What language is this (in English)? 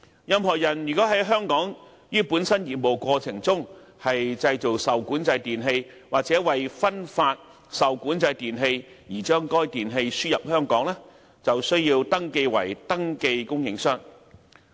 Cantonese